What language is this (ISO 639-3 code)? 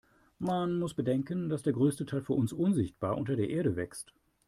deu